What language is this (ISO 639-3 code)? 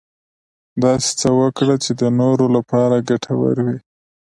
pus